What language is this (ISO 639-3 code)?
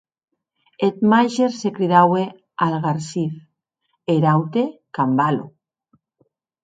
oci